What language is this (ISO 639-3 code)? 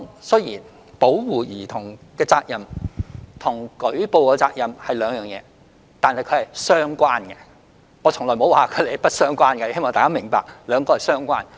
yue